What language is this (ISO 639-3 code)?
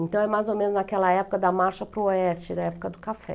por